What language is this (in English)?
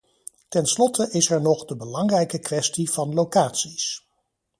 Dutch